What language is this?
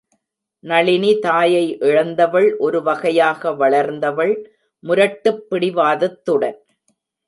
Tamil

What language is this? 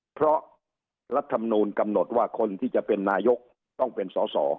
Thai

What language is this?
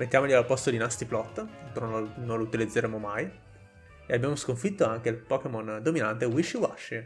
Italian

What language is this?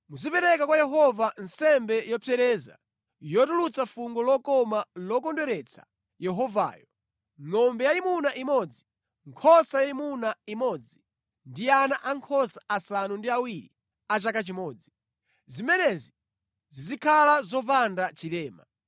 Nyanja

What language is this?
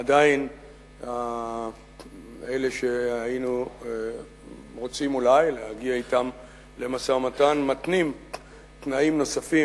Hebrew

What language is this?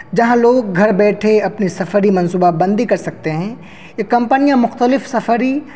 Urdu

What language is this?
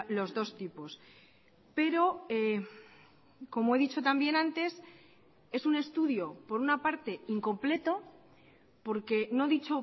Spanish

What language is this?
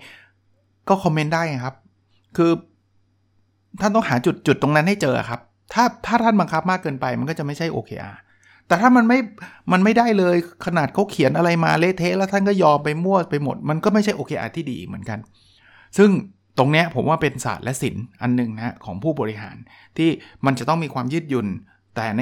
Thai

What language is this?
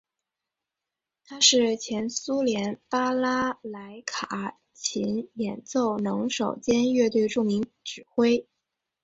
Chinese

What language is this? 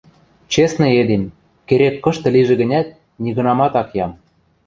Western Mari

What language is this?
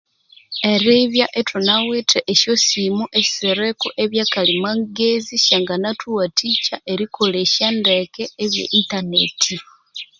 Konzo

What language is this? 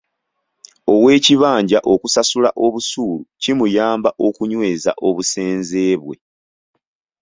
Ganda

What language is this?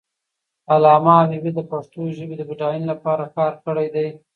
Pashto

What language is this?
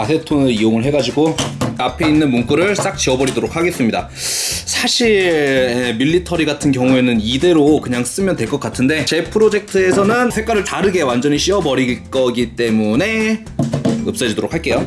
Korean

